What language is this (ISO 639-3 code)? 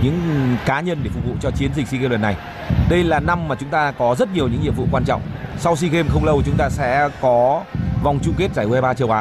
vie